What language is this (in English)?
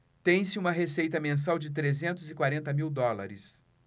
Portuguese